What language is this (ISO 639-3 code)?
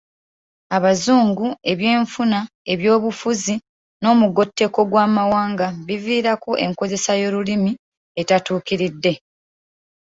lug